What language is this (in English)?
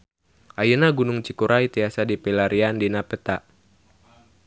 Sundanese